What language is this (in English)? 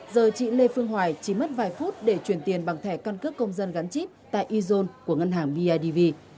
Vietnamese